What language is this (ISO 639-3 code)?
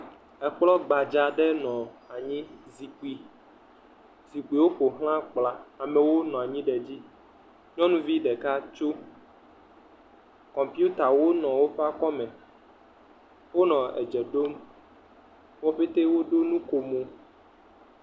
ewe